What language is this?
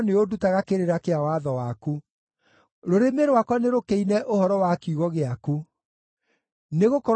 Kikuyu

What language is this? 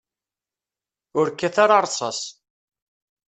Kabyle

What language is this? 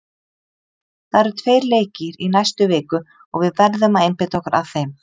Icelandic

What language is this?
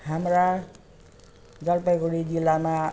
Nepali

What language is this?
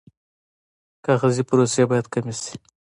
Pashto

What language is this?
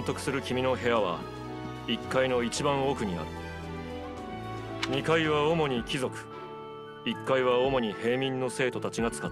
Japanese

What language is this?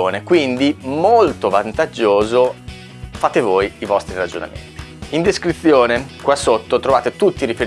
Italian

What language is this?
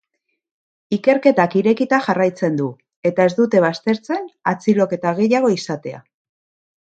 Basque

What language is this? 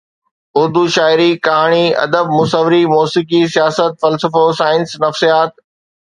Sindhi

